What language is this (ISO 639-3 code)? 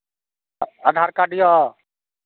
mai